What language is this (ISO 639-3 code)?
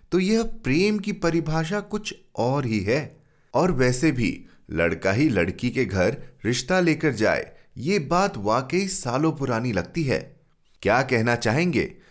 hin